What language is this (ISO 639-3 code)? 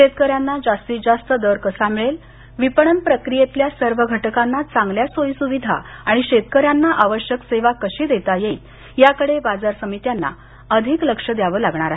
mar